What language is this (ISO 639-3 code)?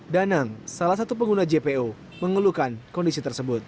ind